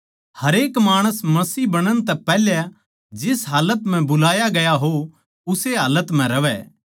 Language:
Haryanvi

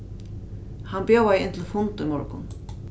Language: Faroese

